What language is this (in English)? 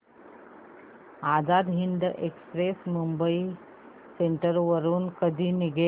Marathi